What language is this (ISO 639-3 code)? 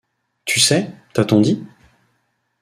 fra